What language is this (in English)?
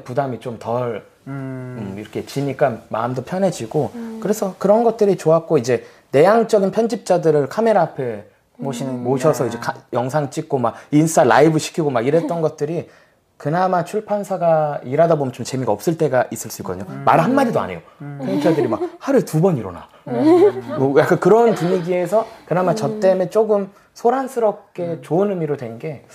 Korean